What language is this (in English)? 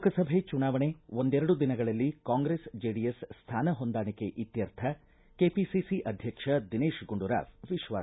Kannada